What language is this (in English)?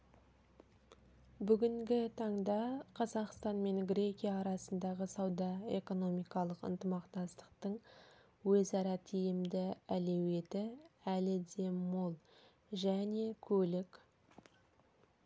Kazakh